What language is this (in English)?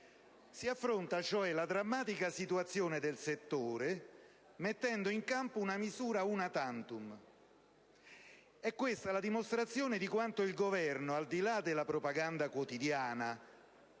Italian